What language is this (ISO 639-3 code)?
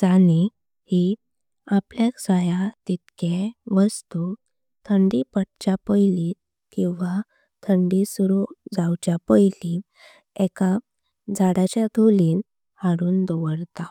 kok